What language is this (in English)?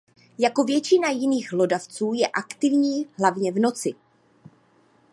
Czech